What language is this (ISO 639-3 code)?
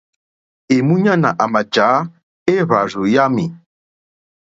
bri